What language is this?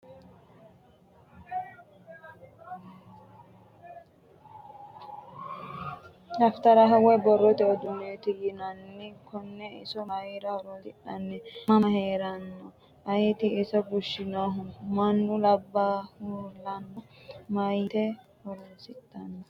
Sidamo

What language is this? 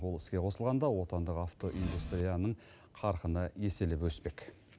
Kazakh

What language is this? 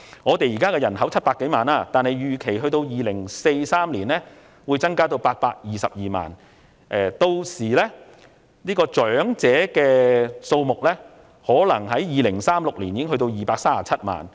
Cantonese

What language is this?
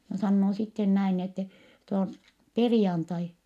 Finnish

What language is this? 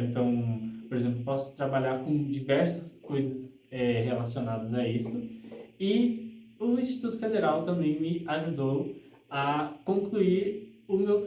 Portuguese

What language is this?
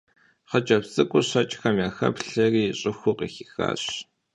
Kabardian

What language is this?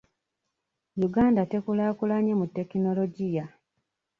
Ganda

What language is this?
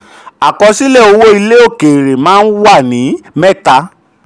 Yoruba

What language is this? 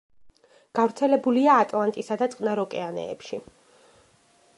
Georgian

